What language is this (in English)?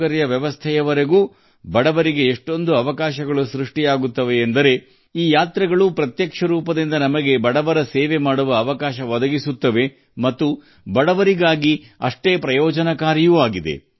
Kannada